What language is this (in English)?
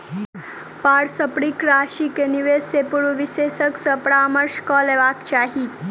Maithili